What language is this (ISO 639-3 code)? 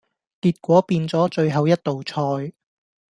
yue